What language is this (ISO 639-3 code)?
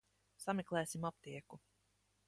lav